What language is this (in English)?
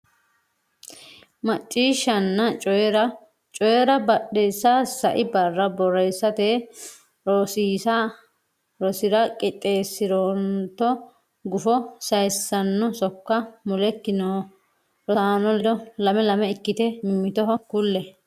Sidamo